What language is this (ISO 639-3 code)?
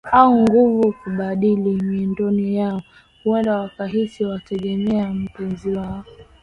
swa